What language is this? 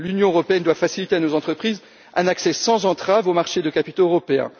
French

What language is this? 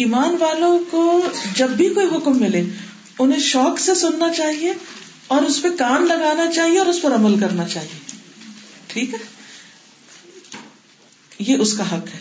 Urdu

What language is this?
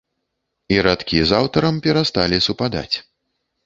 Belarusian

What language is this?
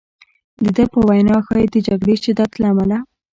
Pashto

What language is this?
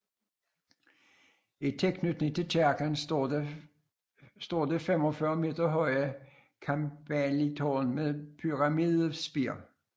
Danish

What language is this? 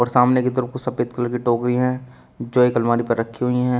Hindi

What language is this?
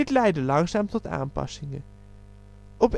Dutch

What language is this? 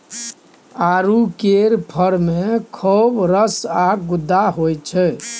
Maithili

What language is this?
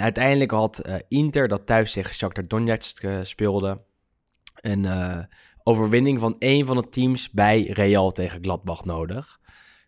Dutch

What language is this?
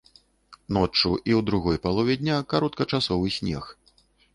Belarusian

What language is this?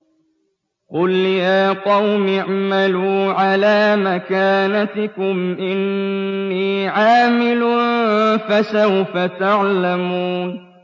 Arabic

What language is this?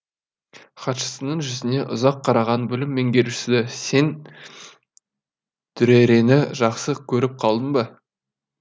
Kazakh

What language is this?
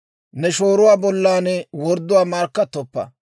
Dawro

